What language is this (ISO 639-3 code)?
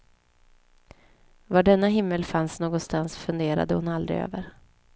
swe